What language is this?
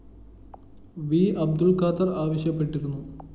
Malayalam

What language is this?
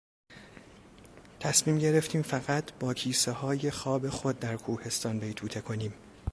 Persian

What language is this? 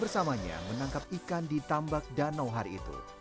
Indonesian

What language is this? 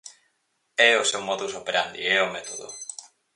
Galician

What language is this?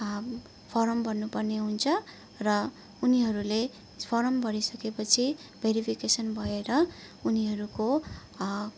Nepali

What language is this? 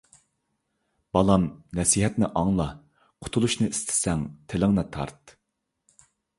Uyghur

